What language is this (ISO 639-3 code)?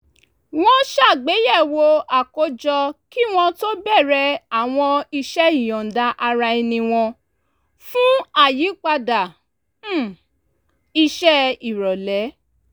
yor